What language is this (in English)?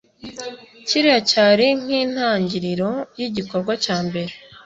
Kinyarwanda